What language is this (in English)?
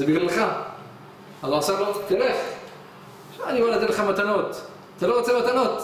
Hebrew